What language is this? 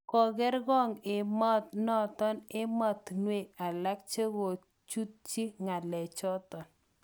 Kalenjin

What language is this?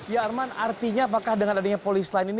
Indonesian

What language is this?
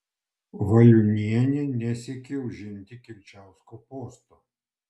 Lithuanian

